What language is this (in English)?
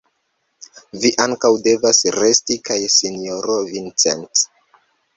Esperanto